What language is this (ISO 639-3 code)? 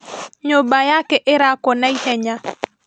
kik